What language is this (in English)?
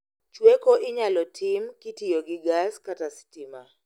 Luo (Kenya and Tanzania)